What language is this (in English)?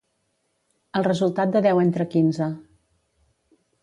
Catalan